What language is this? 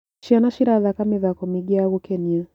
Kikuyu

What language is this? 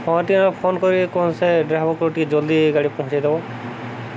Odia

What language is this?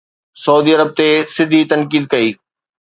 Sindhi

